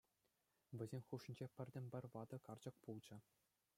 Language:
Chuvash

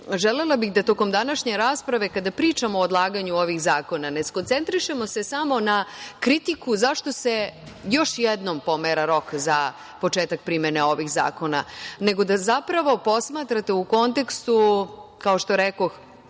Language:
Serbian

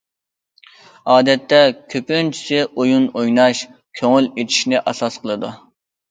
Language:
Uyghur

